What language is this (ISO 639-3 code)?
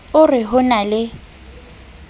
sot